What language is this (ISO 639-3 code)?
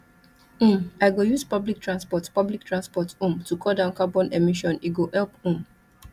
pcm